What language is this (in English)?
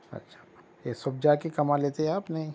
Urdu